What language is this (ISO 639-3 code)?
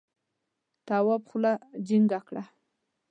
pus